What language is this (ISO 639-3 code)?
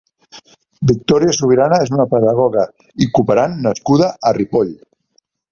cat